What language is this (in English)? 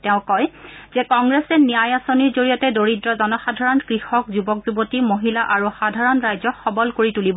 Assamese